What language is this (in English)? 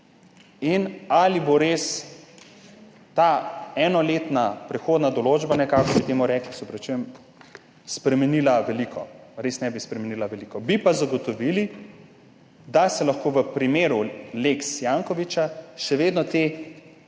Slovenian